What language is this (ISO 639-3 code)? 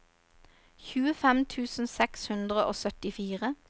nor